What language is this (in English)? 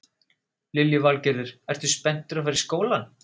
Icelandic